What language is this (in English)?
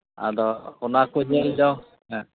Santali